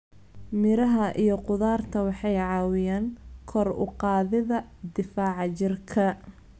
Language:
Somali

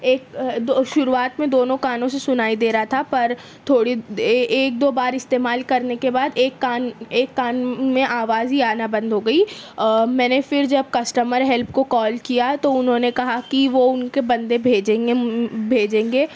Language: Urdu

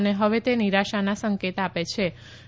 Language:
Gujarati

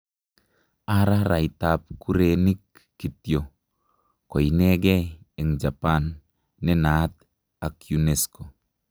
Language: Kalenjin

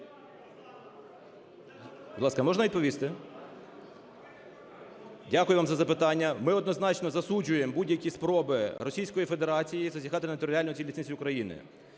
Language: Ukrainian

